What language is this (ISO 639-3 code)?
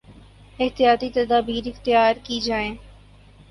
urd